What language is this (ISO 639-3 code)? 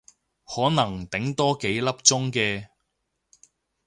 yue